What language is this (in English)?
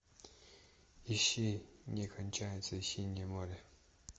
Russian